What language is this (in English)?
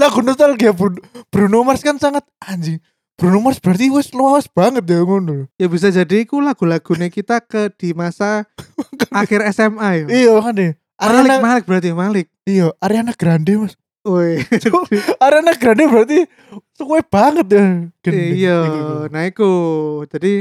Indonesian